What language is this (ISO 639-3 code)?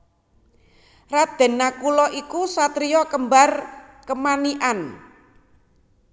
jav